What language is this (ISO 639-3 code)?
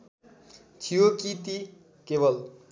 nep